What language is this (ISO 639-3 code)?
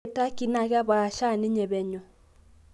mas